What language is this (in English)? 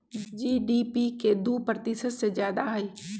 Magahi